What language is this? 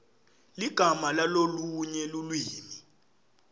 Swati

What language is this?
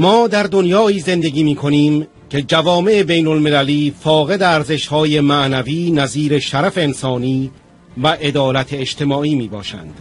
Persian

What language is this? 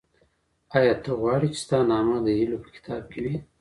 Pashto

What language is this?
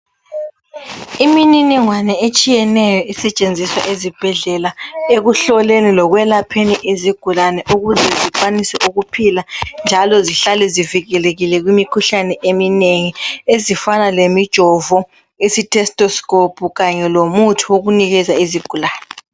North Ndebele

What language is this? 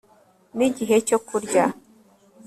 Kinyarwanda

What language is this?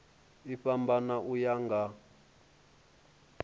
Venda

